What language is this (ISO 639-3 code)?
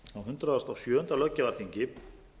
isl